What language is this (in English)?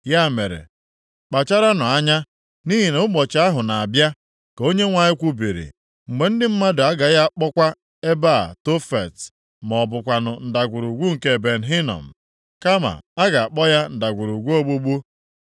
Igbo